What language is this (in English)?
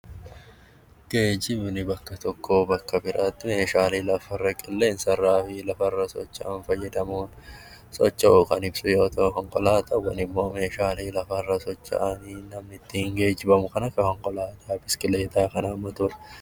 Oromo